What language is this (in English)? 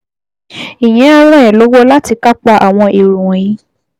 Yoruba